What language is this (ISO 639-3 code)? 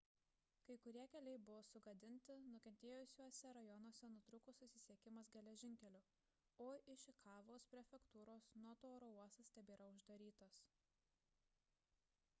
lit